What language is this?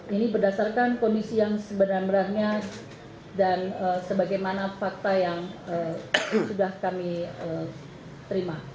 Indonesian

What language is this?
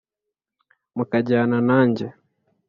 Kinyarwanda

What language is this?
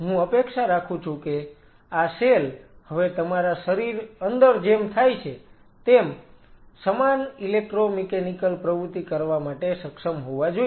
Gujarati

